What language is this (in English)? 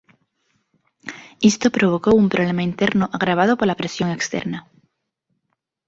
Galician